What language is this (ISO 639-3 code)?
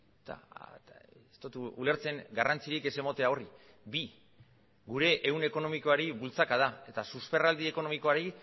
eus